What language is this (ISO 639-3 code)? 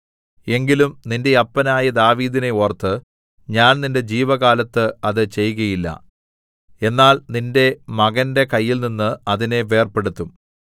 mal